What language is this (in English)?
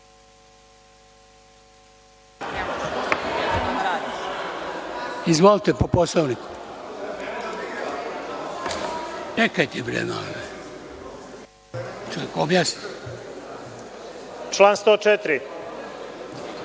Serbian